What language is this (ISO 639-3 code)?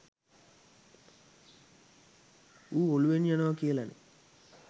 sin